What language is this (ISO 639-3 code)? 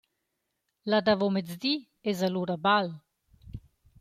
roh